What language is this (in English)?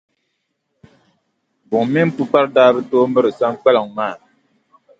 Dagbani